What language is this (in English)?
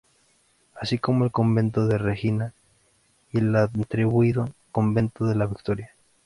Spanish